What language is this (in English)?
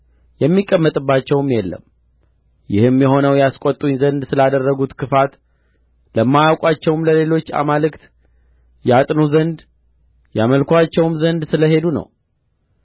Amharic